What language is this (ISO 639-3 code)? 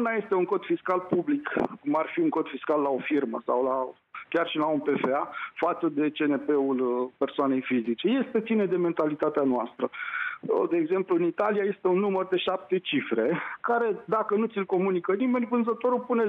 ron